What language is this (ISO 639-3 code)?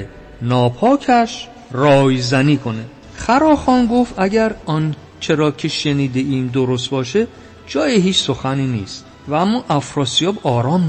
fas